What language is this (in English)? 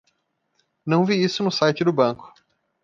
Portuguese